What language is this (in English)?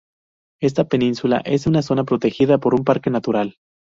Spanish